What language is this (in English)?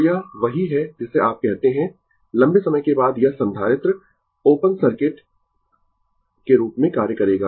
Hindi